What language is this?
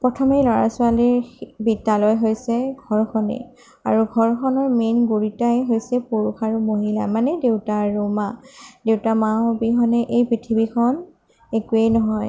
Assamese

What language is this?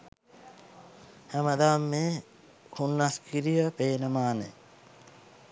Sinhala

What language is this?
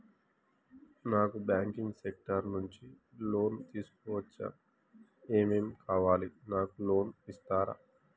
Telugu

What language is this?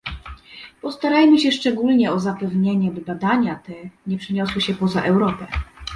Polish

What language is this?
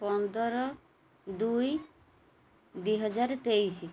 Odia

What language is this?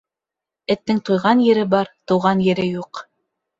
Bashkir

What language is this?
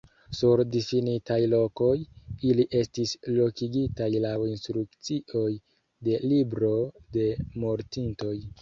Esperanto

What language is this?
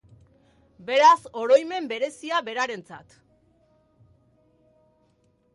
Basque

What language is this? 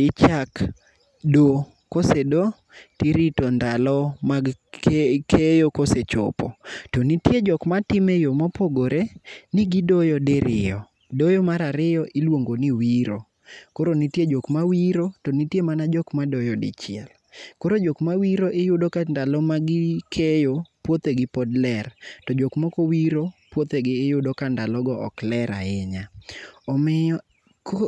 Luo (Kenya and Tanzania)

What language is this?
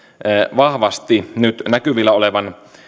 Finnish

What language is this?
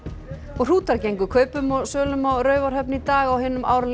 Icelandic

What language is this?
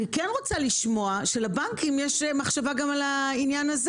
Hebrew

